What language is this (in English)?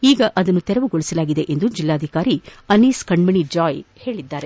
Kannada